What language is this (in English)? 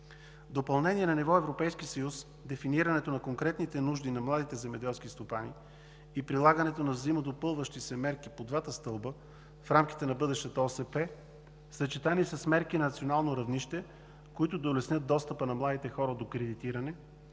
Bulgarian